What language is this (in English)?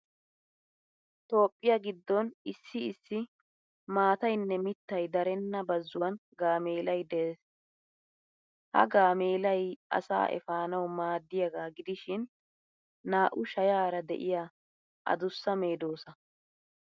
Wolaytta